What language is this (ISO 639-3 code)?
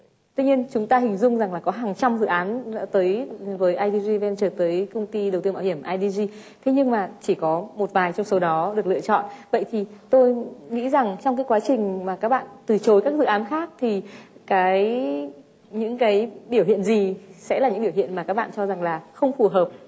vie